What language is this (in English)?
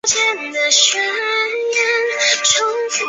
Chinese